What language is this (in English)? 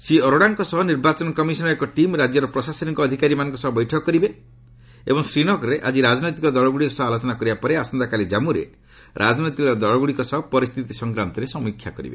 Odia